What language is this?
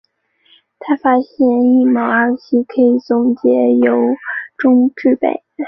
Chinese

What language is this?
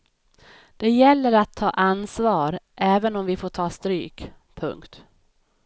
Swedish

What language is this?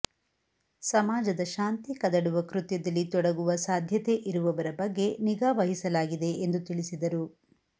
Kannada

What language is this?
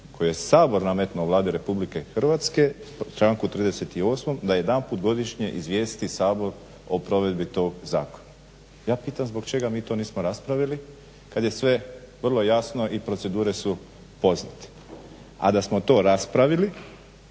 Croatian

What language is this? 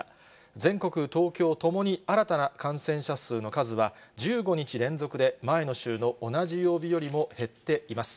Japanese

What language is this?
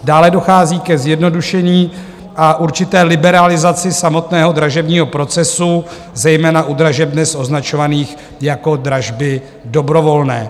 Czech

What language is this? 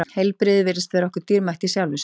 Icelandic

